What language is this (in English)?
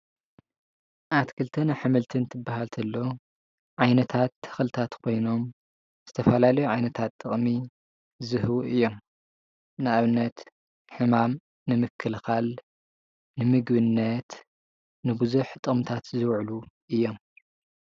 Tigrinya